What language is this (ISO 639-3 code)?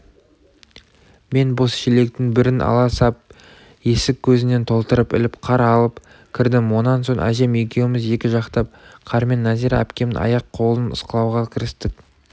kaz